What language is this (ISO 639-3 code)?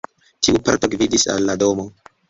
epo